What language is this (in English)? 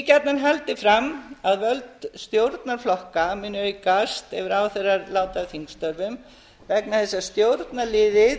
Icelandic